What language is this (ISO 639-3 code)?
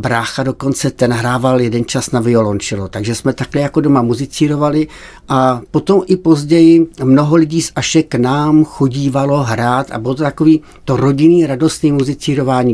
ces